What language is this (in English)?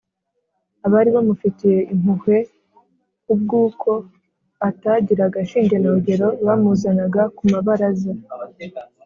Kinyarwanda